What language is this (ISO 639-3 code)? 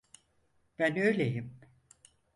tur